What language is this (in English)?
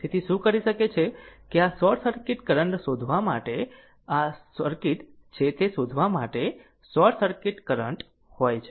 Gujarati